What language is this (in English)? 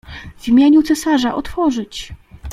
Polish